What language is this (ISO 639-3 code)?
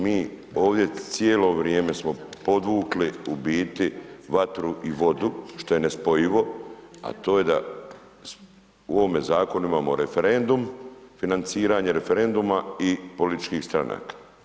hrv